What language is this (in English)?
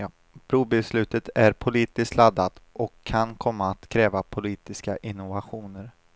Swedish